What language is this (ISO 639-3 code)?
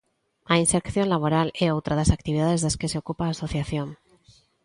glg